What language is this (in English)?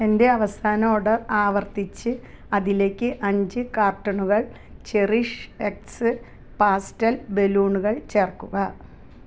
Malayalam